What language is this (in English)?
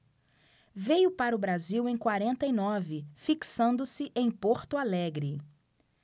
Portuguese